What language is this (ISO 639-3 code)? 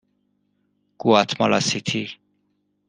fas